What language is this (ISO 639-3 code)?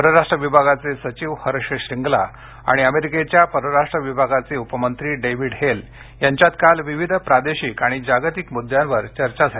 mar